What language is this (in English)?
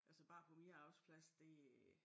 Danish